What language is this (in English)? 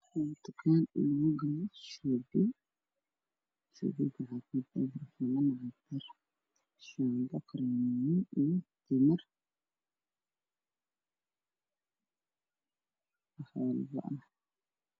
Somali